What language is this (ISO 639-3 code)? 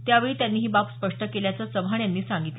mar